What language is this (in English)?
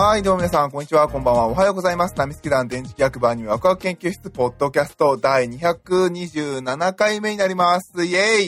Japanese